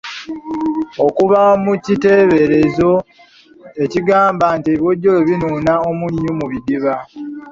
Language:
Ganda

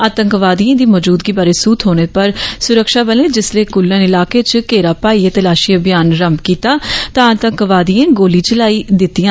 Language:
Dogri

